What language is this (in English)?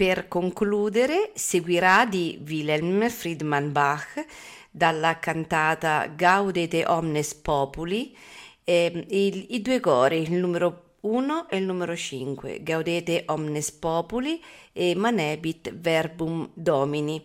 Italian